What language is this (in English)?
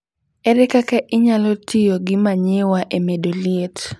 Luo (Kenya and Tanzania)